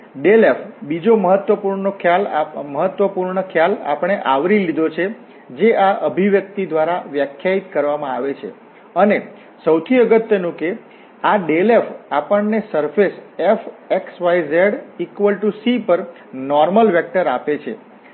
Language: Gujarati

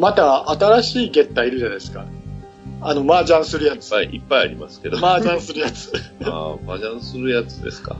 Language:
Japanese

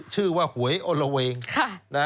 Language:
Thai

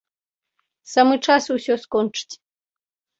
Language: Belarusian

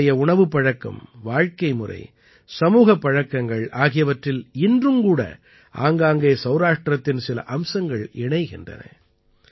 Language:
Tamil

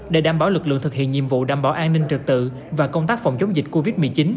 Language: Vietnamese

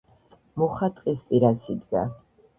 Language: Georgian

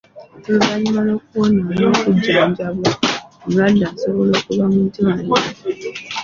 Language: Ganda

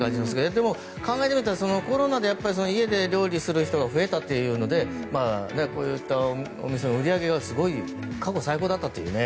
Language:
Japanese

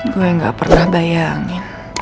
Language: Indonesian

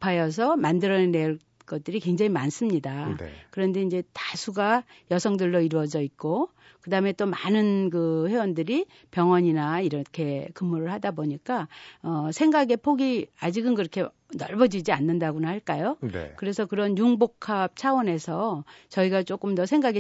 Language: Korean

